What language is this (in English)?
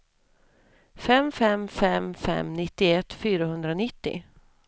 Swedish